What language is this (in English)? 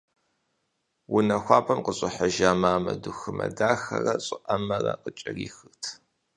Kabardian